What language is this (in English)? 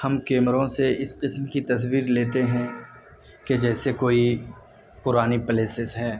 Urdu